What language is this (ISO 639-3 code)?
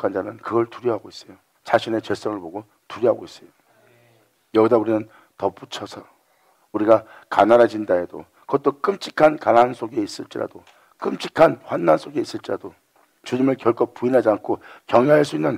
kor